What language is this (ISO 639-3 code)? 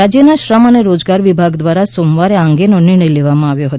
guj